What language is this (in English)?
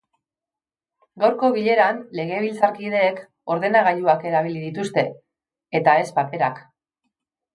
Basque